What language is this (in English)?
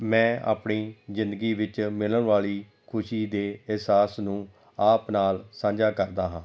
Punjabi